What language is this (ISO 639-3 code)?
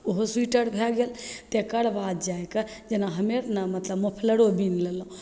mai